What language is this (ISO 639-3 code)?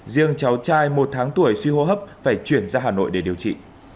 vie